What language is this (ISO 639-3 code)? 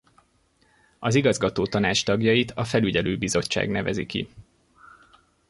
hun